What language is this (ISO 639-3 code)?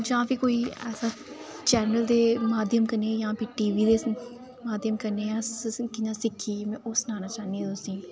doi